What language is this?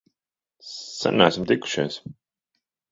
Latvian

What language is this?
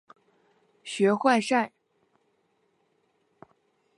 Chinese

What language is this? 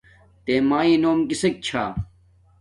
Domaaki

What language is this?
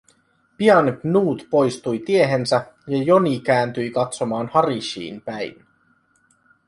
Finnish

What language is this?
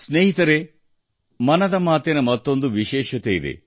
Kannada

